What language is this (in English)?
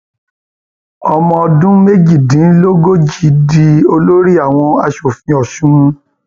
Yoruba